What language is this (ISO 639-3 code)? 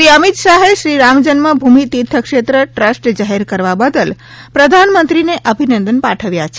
guj